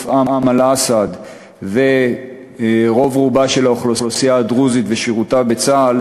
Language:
Hebrew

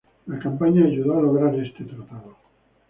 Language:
Spanish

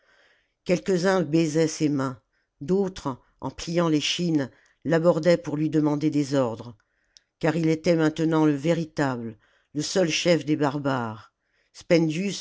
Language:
French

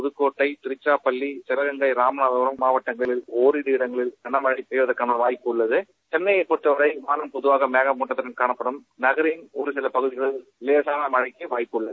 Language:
Tamil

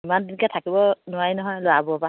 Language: Assamese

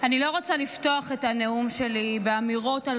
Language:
Hebrew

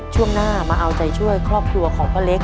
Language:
Thai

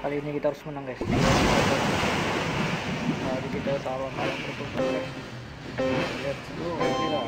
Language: Indonesian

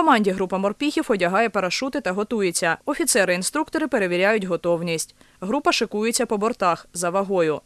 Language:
Ukrainian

